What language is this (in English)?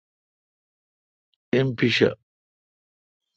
Kalkoti